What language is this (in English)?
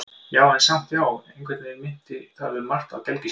Icelandic